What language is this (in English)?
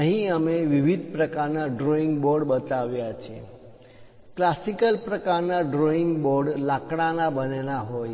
Gujarati